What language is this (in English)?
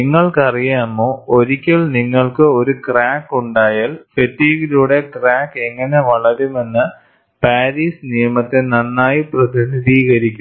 Malayalam